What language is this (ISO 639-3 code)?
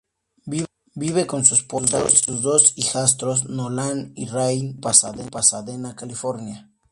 spa